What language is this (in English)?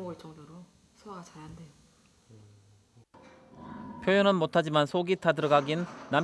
Korean